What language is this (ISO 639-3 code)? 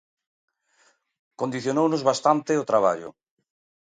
glg